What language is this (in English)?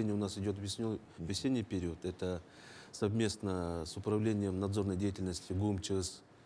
Russian